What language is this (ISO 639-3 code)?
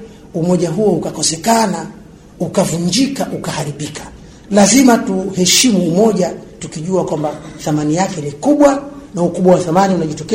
swa